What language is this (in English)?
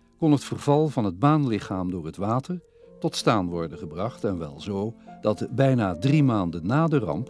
Dutch